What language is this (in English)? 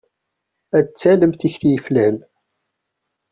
Kabyle